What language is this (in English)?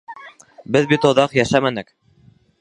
Bashkir